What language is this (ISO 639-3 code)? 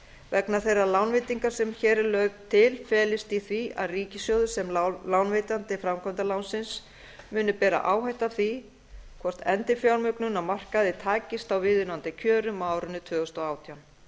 isl